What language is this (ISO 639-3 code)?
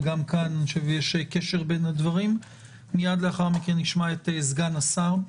heb